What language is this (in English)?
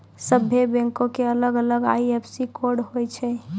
Maithili